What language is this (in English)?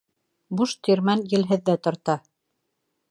Bashkir